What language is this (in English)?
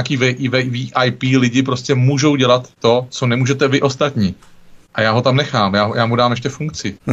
Czech